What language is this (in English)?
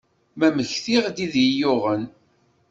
Kabyle